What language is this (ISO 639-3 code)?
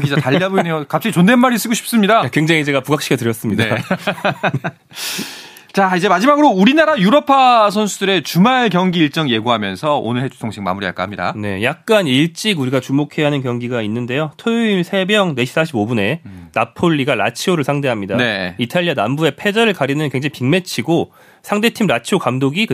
kor